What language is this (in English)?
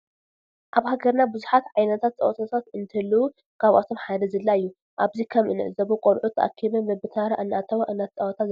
Tigrinya